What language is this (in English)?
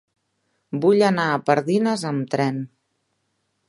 Catalan